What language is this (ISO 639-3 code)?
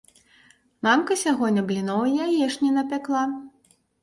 bel